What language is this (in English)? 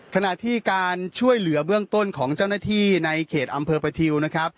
Thai